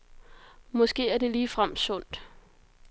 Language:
Danish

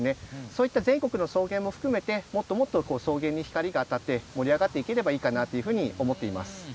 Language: Japanese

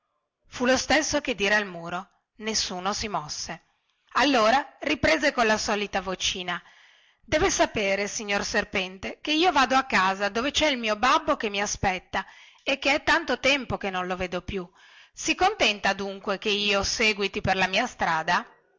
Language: Italian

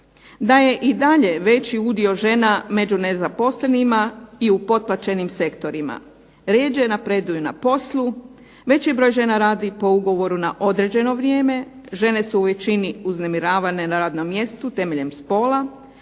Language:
Croatian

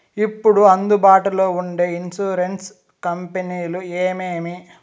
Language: Telugu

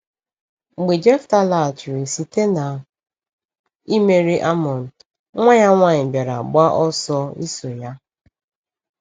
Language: Igbo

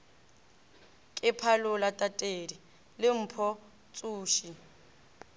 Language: Northern Sotho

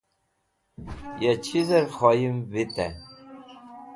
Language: Wakhi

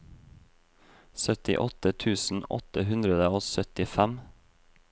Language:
Norwegian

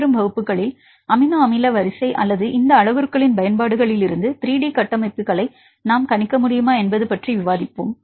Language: Tamil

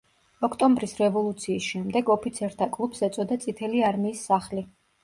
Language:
Georgian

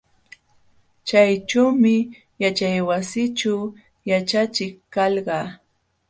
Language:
Jauja Wanca Quechua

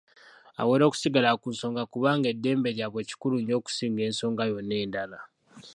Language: Ganda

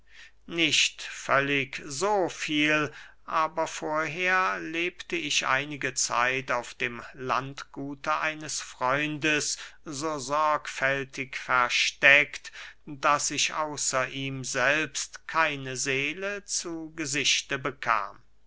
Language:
German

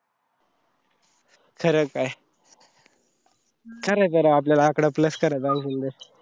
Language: Marathi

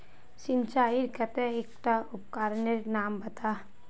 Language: Magahi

